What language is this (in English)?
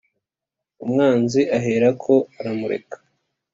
Kinyarwanda